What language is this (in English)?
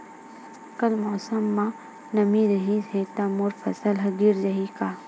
Chhattisgarhi